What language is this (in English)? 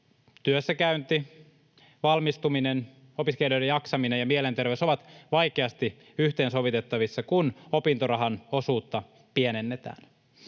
Finnish